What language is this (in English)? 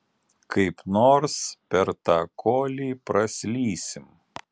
Lithuanian